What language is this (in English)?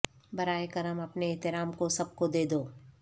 Urdu